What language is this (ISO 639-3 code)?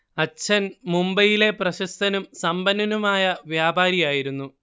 mal